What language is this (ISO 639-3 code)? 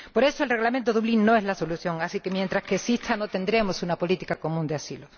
spa